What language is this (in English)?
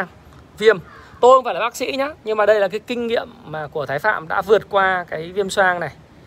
Vietnamese